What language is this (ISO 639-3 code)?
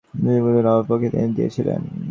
ben